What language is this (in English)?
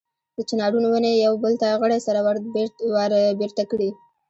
Pashto